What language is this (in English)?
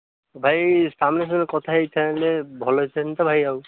Odia